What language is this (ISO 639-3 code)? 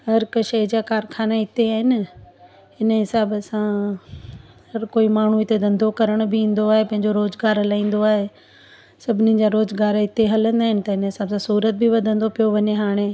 snd